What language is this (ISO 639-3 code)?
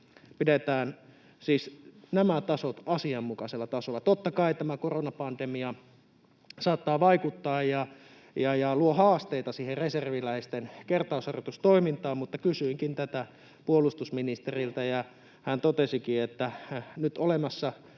fin